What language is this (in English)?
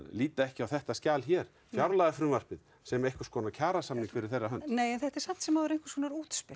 Icelandic